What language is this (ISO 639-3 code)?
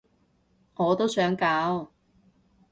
yue